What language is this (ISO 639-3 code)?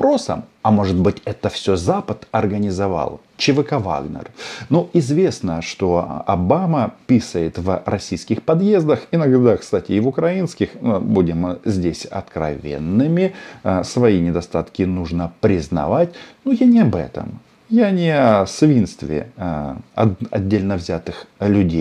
rus